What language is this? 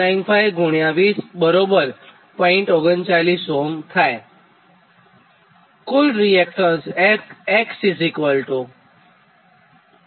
Gujarati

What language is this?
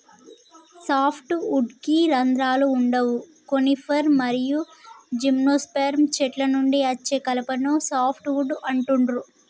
Telugu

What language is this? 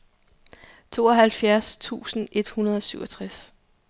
Danish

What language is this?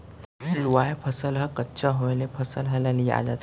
Chhattisgarhi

